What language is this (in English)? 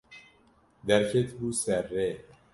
Kurdish